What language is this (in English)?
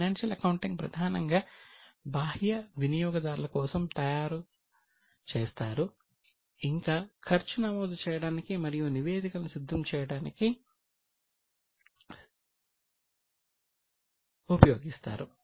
Telugu